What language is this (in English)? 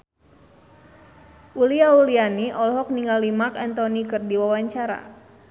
Sundanese